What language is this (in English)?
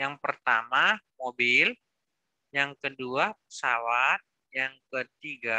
Indonesian